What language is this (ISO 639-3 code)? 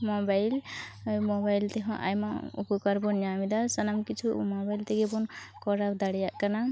sat